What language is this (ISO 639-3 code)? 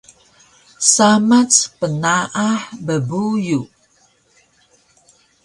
trv